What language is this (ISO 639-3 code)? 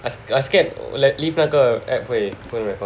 eng